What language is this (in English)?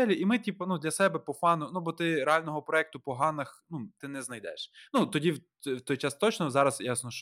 Ukrainian